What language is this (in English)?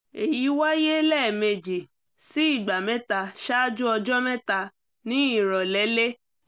Yoruba